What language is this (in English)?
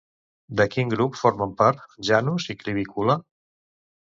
Catalan